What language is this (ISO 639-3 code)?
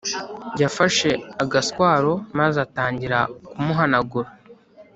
kin